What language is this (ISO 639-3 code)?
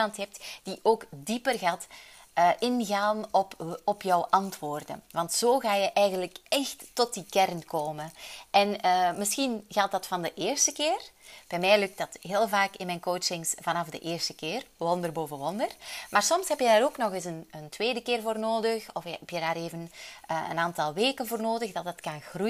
nld